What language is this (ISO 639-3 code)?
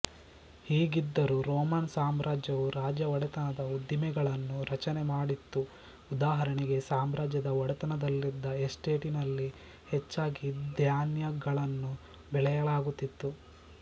kan